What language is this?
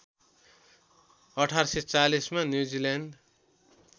Nepali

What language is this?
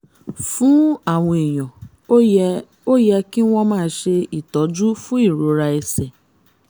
Yoruba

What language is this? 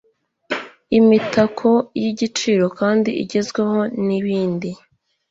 Kinyarwanda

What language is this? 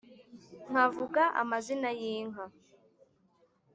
Kinyarwanda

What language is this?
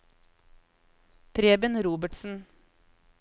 Norwegian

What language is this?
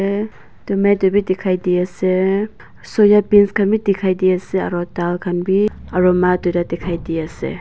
Naga Pidgin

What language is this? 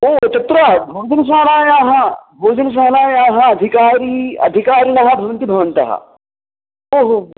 Sanskrit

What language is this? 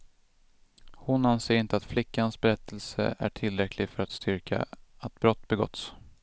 Swedish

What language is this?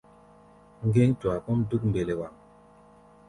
Gbaya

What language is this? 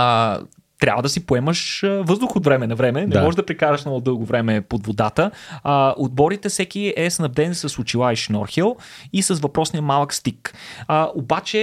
Bulgarian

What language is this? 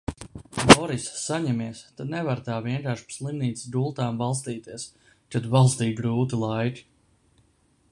Latvian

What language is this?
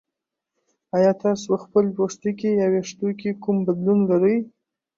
Pashto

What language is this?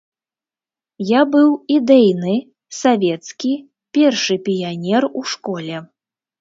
Belarusian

